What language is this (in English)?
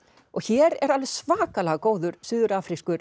Icelandic